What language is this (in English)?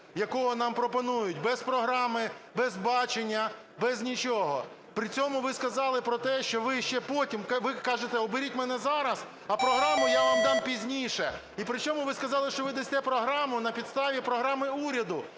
Ukrainian